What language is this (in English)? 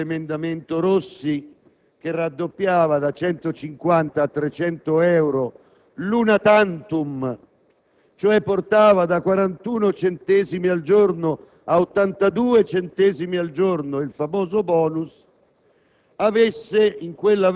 Italian